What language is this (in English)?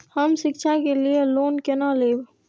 Maithili